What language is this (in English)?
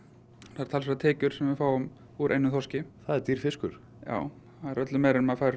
Icelandic